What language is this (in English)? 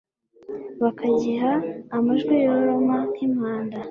Kinyarwanda